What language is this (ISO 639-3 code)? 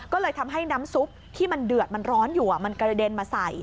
tha